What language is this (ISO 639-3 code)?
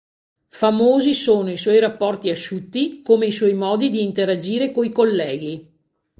ita